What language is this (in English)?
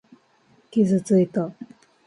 Japanese